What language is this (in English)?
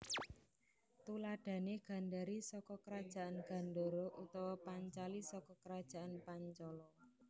Javanese